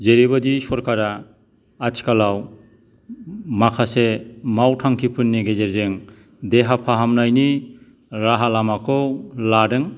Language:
Bodo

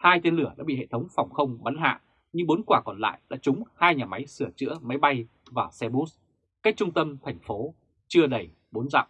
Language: Vietnamese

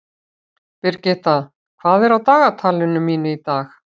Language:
Icelandic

